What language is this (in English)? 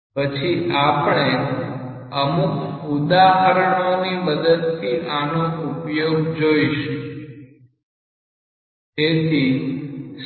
Gujarati